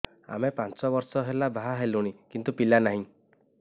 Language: Odia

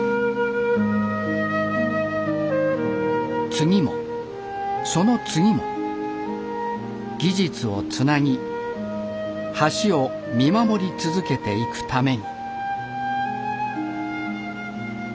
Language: Japanese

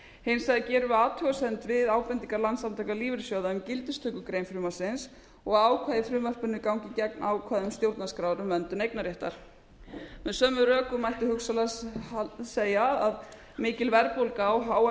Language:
Icelandic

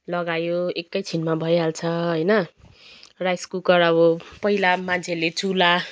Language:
Nepali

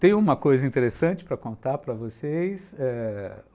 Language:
Portuguese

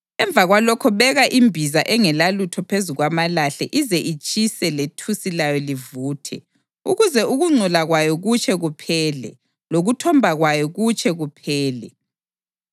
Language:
North Ndebele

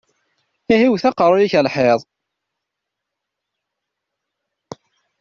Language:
Kabyle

